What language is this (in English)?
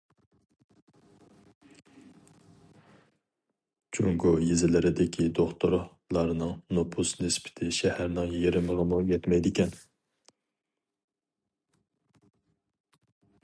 Uyghur